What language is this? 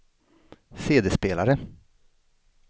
Swedish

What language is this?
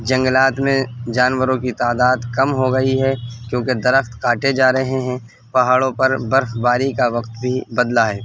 Urdu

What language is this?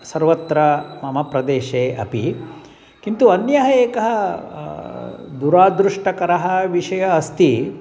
Sanskrit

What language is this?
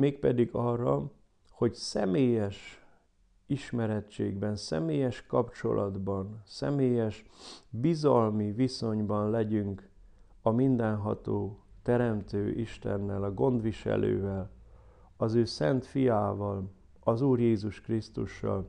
Hungarian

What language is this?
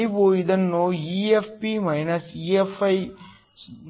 Kannada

